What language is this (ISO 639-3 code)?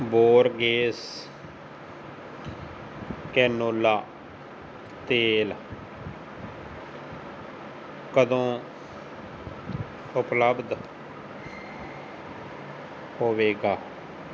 pan